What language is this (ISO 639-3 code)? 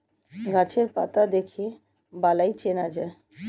ben